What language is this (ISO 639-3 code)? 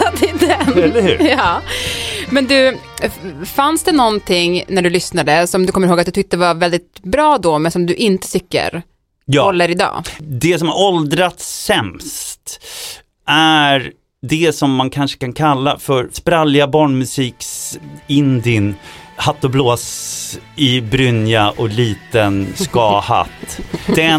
swe